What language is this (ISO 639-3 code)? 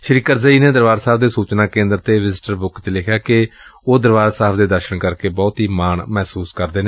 pan